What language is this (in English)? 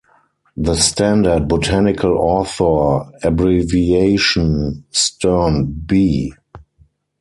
English